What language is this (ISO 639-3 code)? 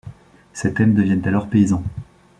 fra